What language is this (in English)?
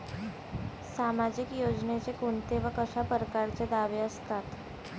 Marathi